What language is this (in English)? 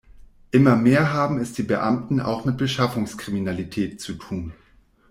German